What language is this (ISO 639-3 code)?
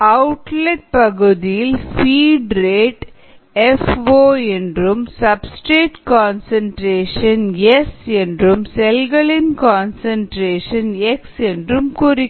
tam